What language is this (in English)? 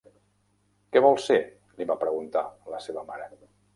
Catalan